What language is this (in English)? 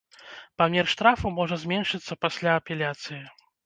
Belarusian